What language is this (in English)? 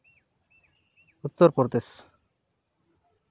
Santali